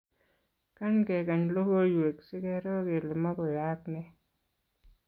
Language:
Kalenjin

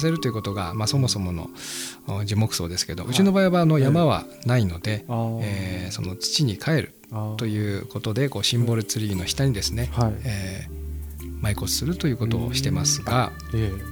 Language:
Japanese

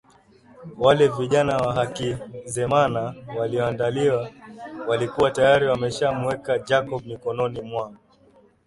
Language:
Swahili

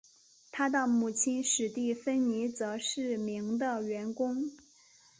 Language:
Chinese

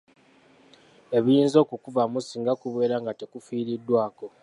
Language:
Ganda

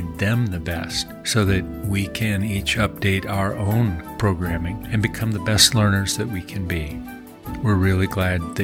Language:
English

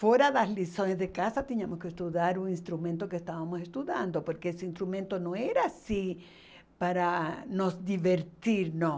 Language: Portuguese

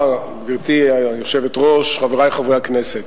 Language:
Hebrew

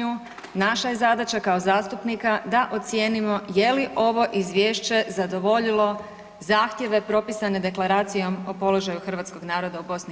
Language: Croatian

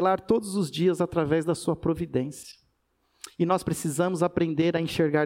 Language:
Portuguese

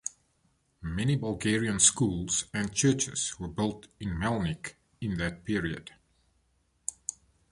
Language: English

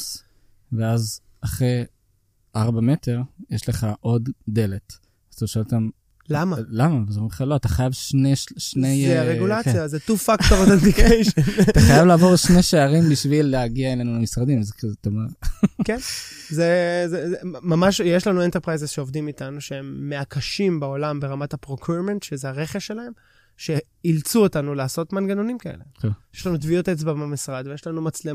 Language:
Hebrew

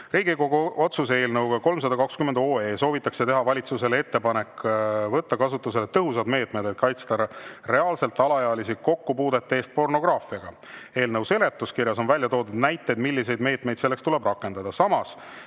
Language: Estonian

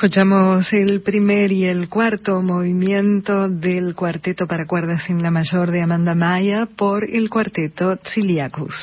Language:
Spanish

